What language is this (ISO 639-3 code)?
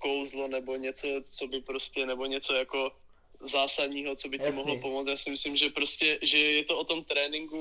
ces